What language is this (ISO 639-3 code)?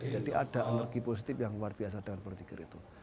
ind